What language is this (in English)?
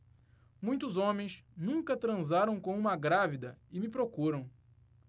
Portuguese